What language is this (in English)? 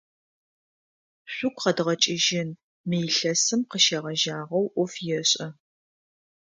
Adyghe